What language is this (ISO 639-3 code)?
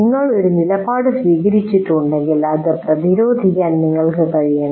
mal